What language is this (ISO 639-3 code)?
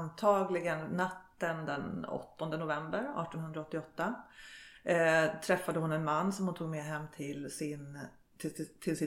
swe